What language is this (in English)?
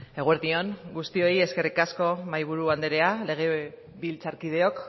Basque